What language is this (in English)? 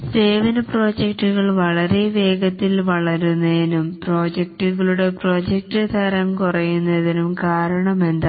Malayalam